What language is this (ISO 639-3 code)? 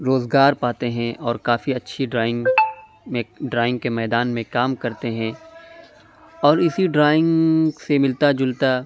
urd